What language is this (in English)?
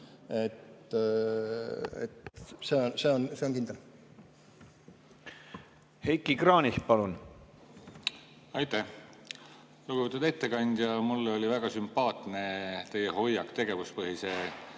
Estonian